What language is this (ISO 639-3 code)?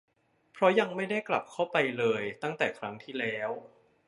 tha